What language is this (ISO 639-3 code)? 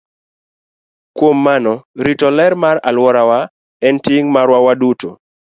luo